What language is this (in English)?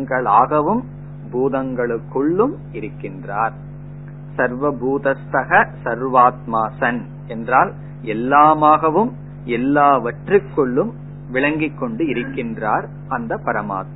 Tamil